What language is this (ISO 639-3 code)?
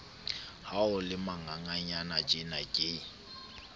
sot